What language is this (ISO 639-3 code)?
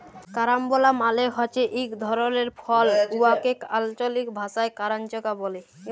ben